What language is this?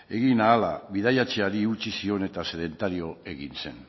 Basque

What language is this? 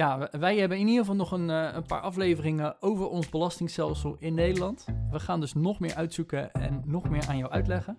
Dutch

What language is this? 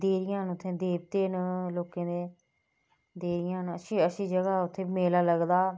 Dogri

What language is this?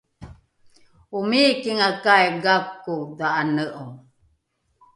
Rukai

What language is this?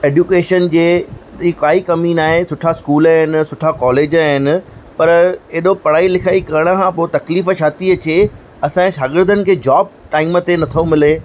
Sindhi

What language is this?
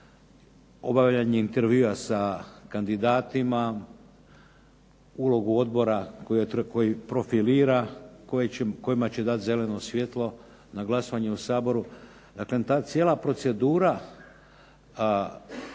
Croatian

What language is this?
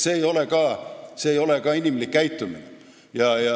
Estonian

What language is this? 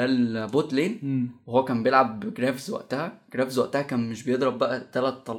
Arabic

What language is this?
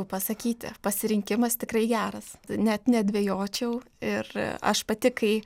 Lithuanian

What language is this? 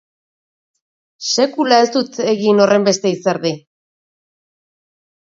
Basque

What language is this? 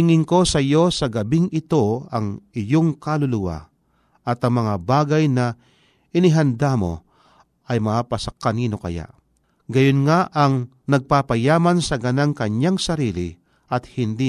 Filipino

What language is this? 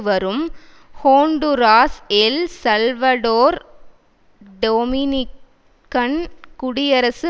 Tamil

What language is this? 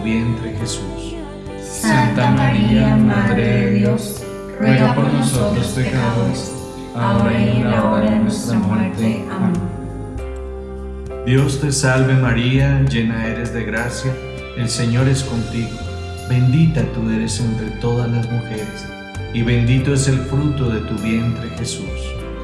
Spanish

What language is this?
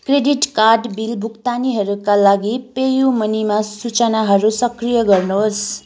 Nepali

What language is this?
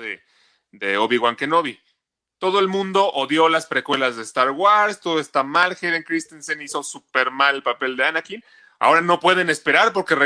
Spanish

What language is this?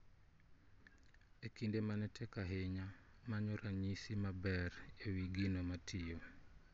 Luo (Kenya and Tanzania)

